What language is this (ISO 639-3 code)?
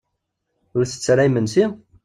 kab